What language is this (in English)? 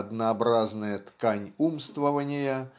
Russian